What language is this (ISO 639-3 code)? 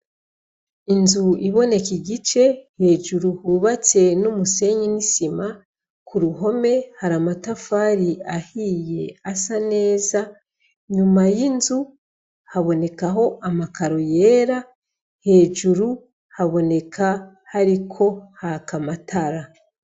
run